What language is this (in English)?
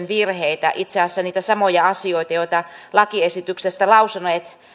Finnish